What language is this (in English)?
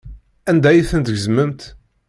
Kabyle